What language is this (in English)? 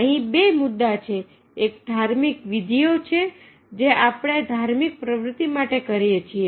Gujarati